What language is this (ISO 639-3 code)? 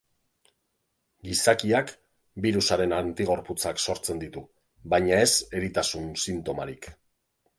eus